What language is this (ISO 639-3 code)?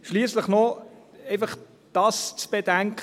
gsw